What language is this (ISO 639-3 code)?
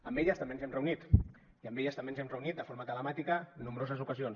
cat